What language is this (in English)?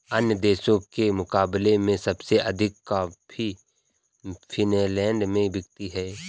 Hindi